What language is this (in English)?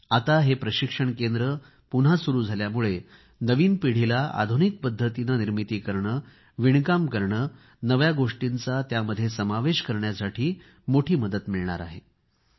Marathi